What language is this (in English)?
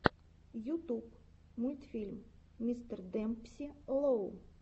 Russian